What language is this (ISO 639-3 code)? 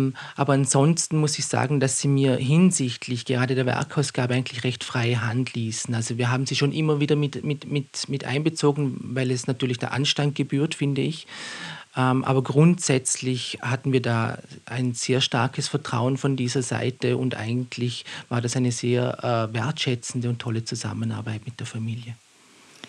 deu